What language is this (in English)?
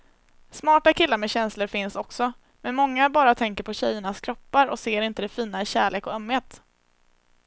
Swedish